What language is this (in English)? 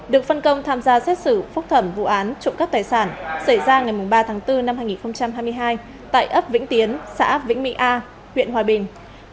Vietnamese